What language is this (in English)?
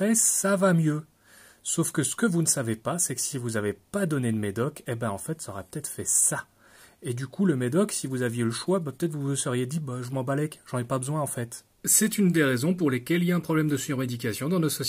French